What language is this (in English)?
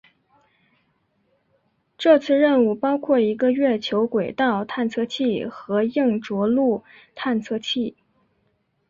Chinese